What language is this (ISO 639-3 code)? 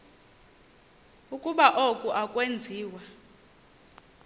xho